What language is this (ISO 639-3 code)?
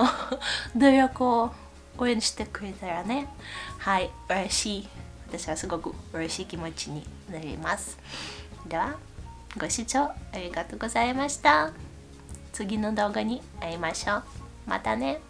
jpn